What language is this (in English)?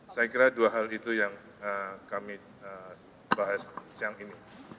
Indonesian